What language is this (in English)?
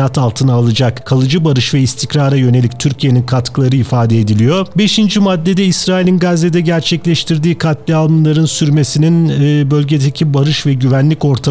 Turkish